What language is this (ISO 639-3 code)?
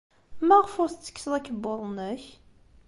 kab